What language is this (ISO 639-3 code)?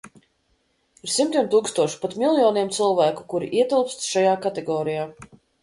lav